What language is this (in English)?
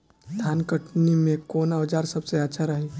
Bhojpuri